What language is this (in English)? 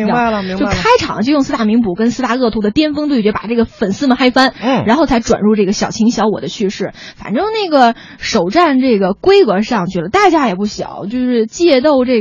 Chinese